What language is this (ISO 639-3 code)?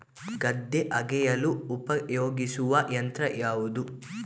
kan